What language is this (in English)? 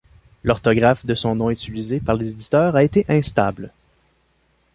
French